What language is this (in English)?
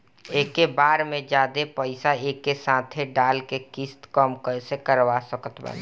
Bhojpuri